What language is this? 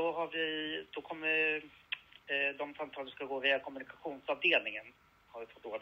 Swedish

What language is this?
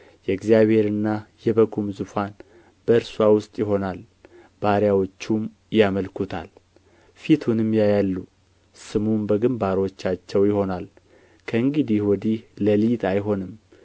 Amharic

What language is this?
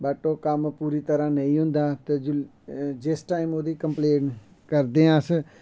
Dogri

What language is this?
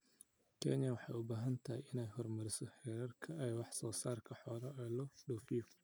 Somali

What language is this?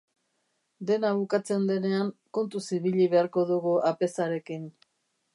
Basque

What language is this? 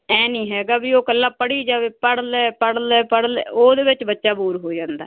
Punjabi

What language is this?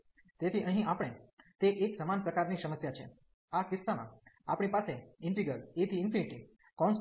Gujarati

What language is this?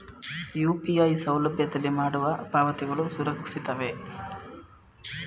Kannada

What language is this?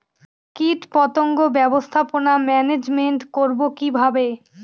Bangla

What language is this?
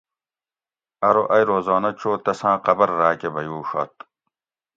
Gawri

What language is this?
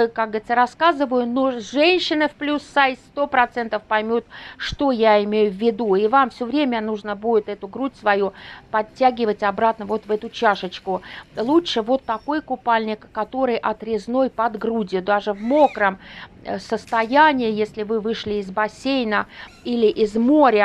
Russian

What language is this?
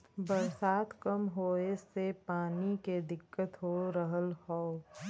Bhojpuri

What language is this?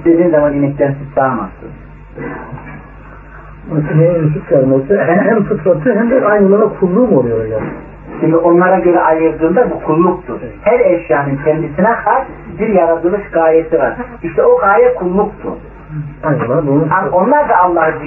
Turkish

